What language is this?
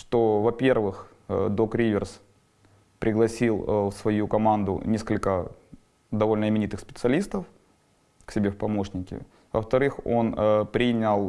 Russian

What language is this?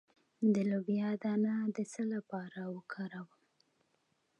Pashto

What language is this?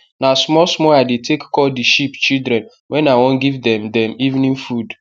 Nigerian Pidgin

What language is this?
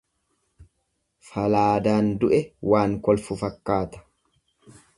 Oromo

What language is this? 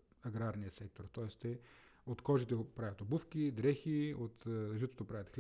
Bulgarian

